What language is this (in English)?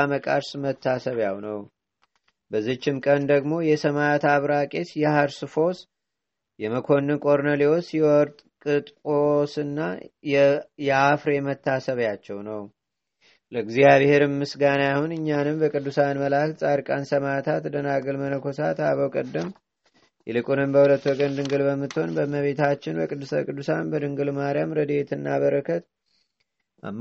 Amharic